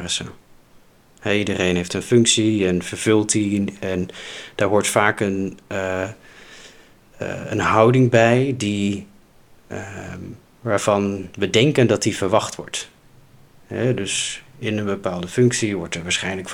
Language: Dutch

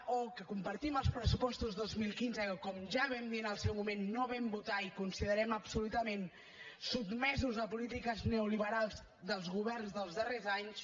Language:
Catalan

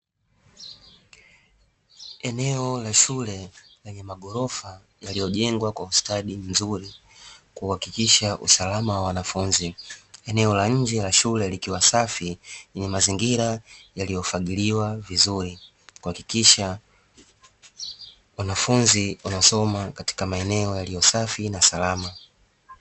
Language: Swahili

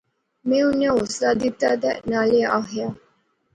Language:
Pahari-Potwari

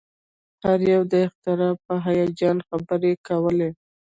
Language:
Pashto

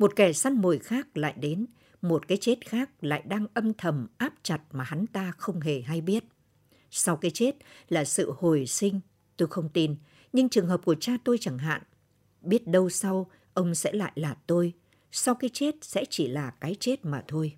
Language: Vietnamese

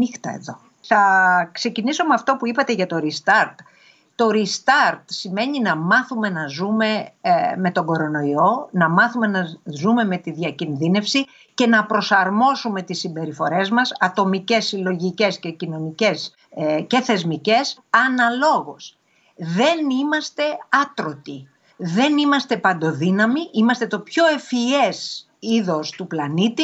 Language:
Greek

